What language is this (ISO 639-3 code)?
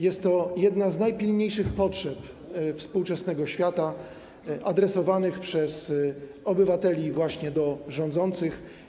pol